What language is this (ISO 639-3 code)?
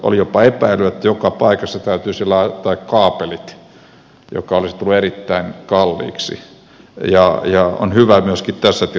fin